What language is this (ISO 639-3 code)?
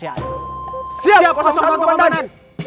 ind